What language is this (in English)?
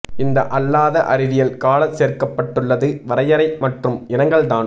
Tamil